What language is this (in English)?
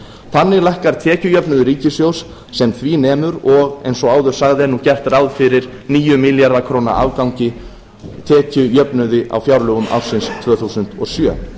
Icelandic